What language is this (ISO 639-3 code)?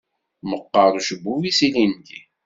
kab